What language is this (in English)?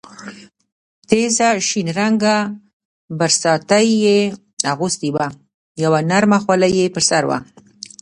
Pashto